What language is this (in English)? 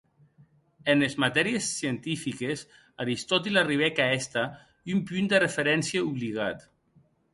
Occitan